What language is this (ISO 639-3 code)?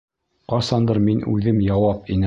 bak